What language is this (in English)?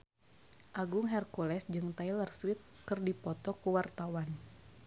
Sundanese